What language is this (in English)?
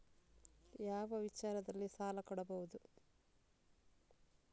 Kannada